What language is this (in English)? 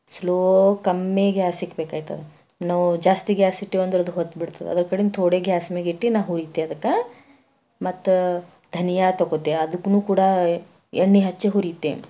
Kannada